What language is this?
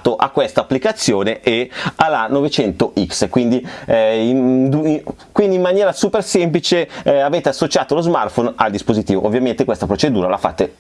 Italian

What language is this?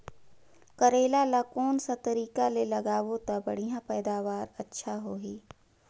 Chhattisgarhi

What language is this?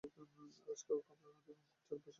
Bangla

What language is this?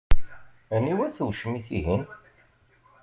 Kabyle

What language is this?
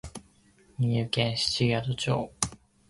Japanese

